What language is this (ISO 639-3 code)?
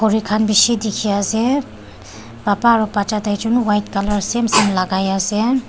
nag